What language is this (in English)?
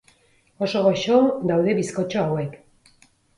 Basque